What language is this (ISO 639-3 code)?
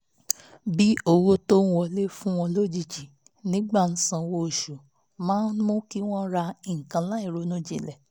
yor